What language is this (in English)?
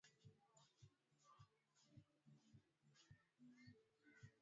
Swahili